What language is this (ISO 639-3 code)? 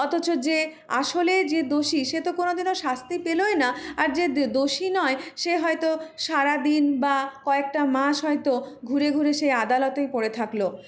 ben